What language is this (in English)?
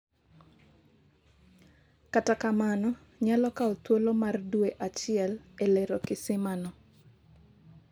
Luo (Kenya and Tanzania)